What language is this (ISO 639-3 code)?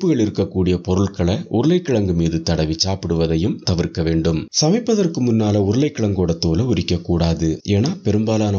ara